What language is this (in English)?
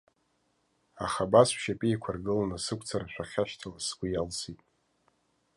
Abkhazian